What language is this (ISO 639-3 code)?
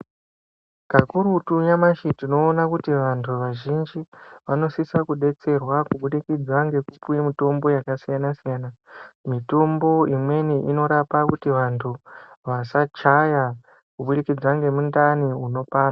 ndc